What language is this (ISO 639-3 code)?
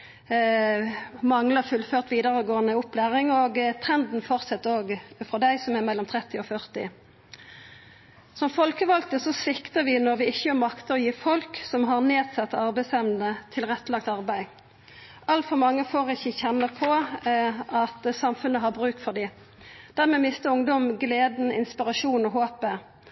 nno